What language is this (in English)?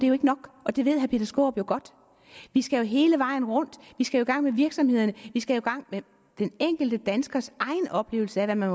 Danish